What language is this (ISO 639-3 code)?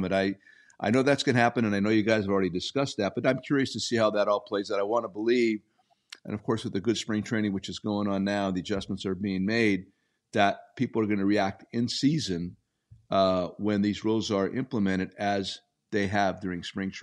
eng